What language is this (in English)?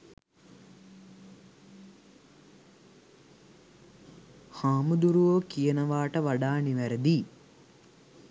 Sinhala